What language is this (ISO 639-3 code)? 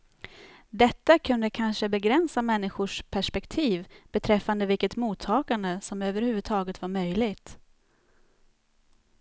swe